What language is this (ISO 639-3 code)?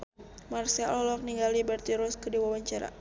sun